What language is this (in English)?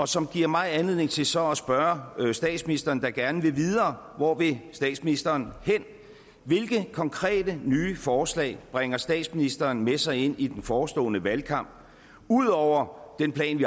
Danish